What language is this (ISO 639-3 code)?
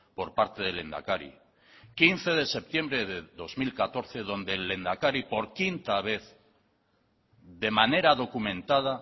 spa